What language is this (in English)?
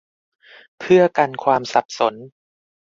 Thai